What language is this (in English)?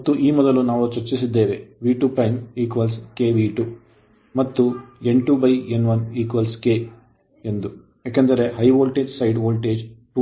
Kannada